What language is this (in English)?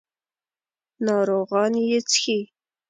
Pashto